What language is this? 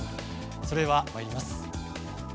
Japanese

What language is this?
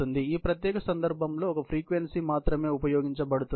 Telugu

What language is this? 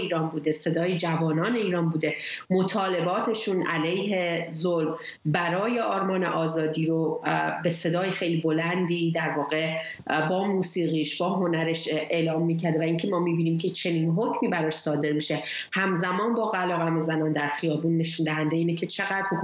Persian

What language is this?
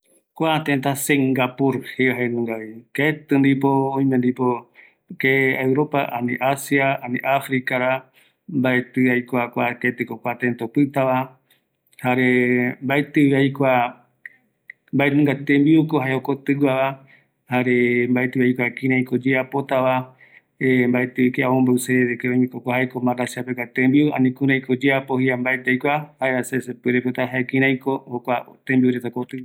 Eastern Bolivian Guaraní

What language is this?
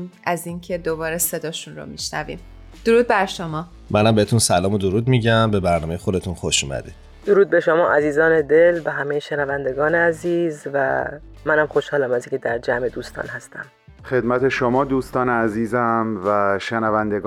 Persian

